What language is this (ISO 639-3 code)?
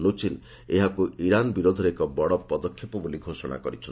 ori